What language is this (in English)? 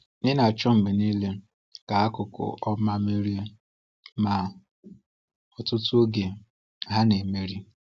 Igbo